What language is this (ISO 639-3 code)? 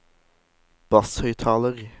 nor